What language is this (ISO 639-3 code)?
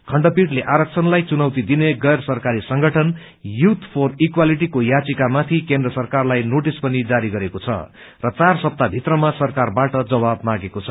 nep